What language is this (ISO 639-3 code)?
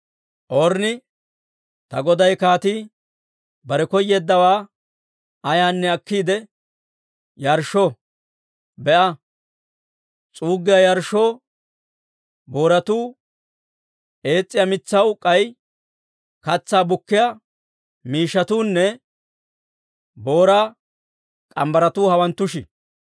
dwr